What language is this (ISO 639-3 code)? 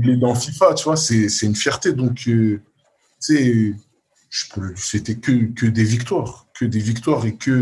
fra